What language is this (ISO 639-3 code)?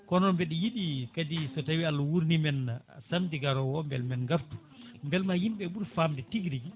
ful